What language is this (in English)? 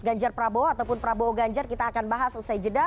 Indonesian